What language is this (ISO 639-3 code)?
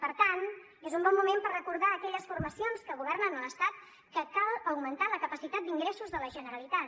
cat